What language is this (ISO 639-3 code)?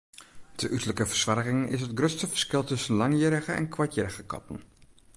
fry